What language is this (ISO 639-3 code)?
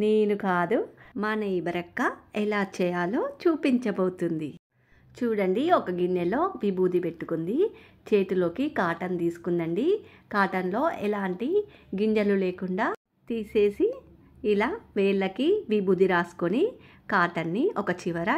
eng